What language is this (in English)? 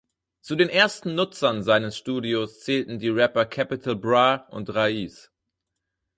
German